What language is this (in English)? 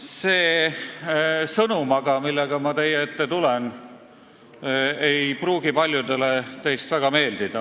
Estonian